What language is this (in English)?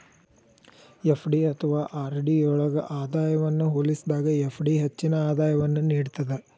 Kannada